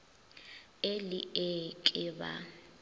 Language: Northern Sotho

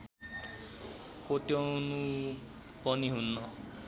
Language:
Nepali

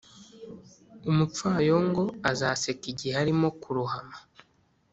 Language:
Kinyarwanda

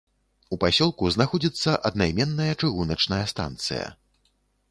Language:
Belarusian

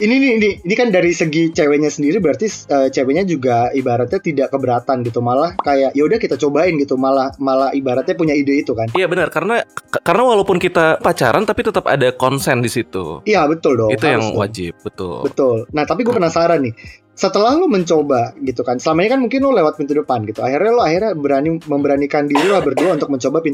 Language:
Indonesian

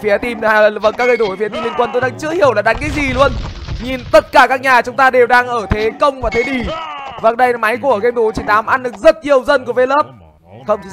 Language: Vietnamese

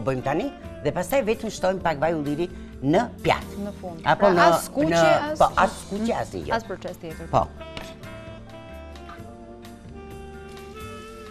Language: Romanian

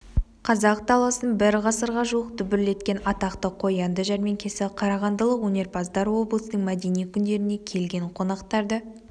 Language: Kazakh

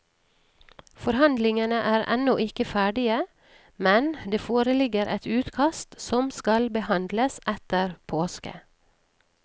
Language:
Norwegian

